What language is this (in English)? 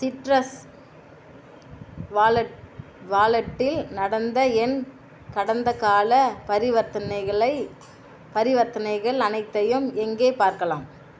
Tamil